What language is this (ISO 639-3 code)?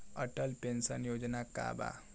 bho